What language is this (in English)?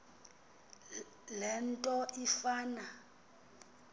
Xhosa